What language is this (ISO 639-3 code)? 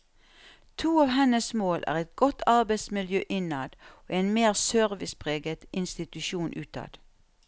nor